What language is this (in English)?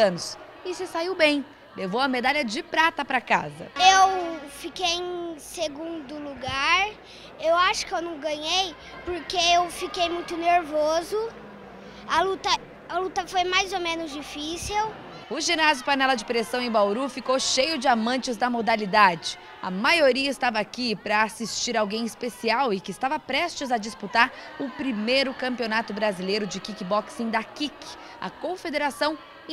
Portuguese